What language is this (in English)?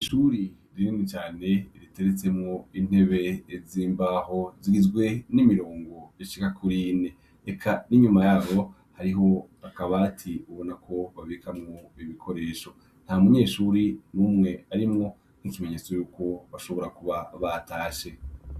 Rundi